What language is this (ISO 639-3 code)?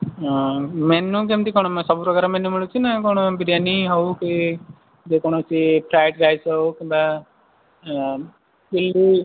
ori